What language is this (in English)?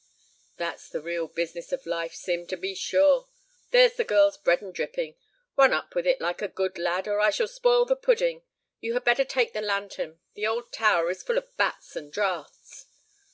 English